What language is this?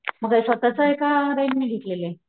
Marathi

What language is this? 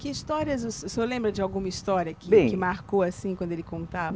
Portuguese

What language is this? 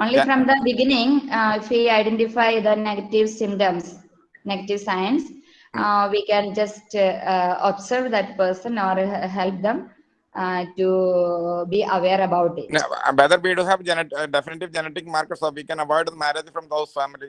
English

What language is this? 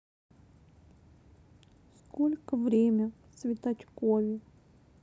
Russian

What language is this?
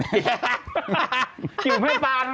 Thai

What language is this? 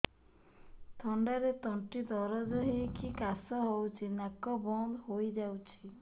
Odia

